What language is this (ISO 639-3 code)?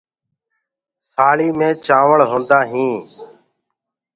ggg